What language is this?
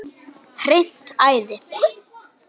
Icelandic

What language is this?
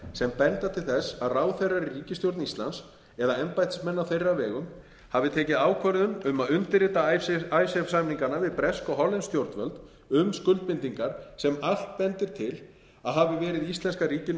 Icelandic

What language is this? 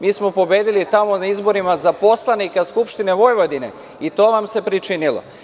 Serbian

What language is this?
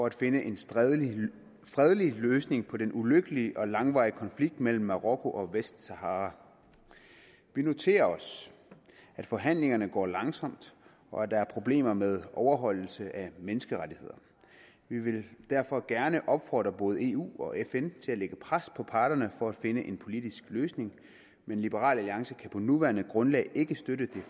Danish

